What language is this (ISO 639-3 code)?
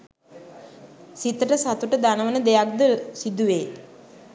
sin